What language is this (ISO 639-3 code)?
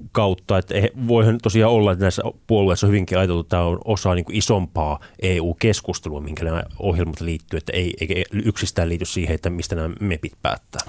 fin